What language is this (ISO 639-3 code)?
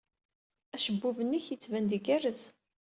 kab